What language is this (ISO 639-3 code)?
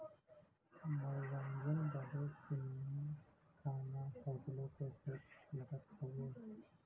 bho